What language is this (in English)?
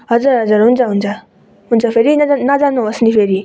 Nepali